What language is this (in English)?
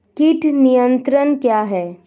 Hindi